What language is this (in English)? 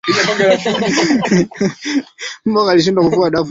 Swahili